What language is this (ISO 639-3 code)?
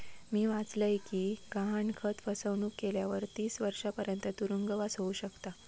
mar